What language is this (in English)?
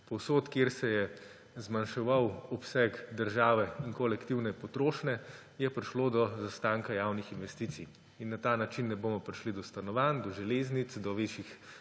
Slovenian